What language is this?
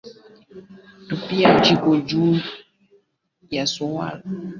Swahili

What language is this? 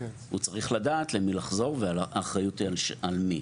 Hebrew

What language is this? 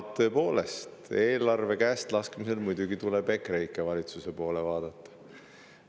Estonian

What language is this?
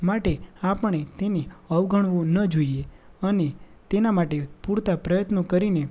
Gujarati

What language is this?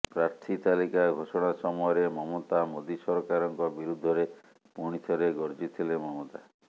Odia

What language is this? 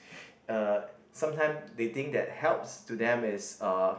English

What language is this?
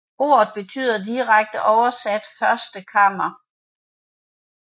Danish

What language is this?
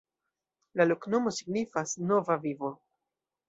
Esperanto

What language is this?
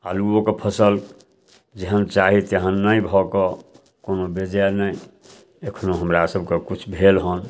Maithili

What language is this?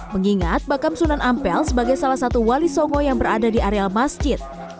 Indonesian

